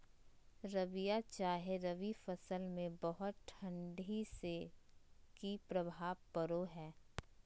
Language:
Magahi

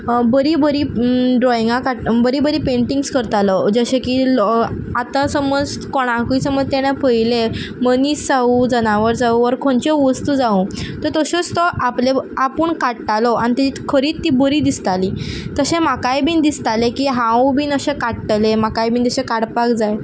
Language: Konkani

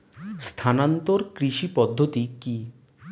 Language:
Bangla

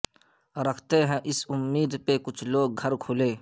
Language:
Urdu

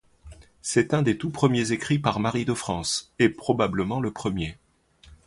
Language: French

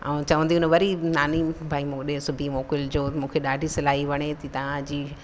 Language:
Sindhi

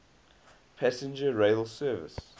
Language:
English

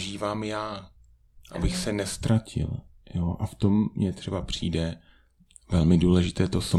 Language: Czech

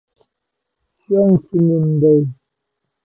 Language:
Kalasha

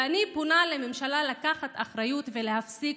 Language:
Hebrew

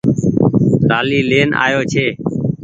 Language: Goaria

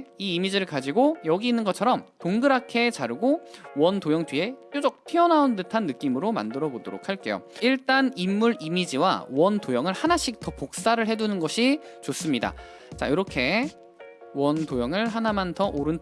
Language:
Korean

